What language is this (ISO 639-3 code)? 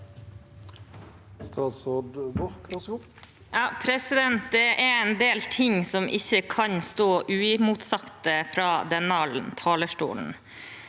nor